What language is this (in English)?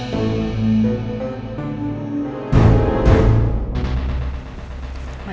Indonesian